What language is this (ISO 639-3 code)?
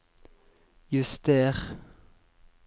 nor